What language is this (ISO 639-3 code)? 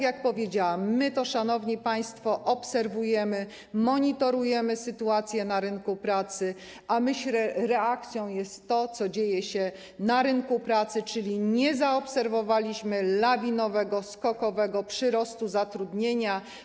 pol